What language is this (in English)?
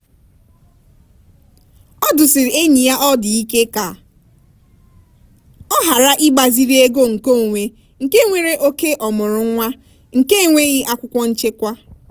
Igbo